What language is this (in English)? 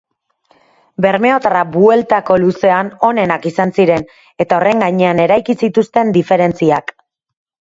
Basque